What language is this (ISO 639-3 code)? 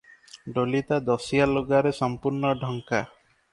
ori